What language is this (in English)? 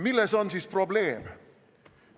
Estonian